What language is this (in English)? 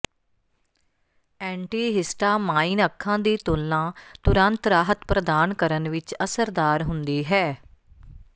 Punjabi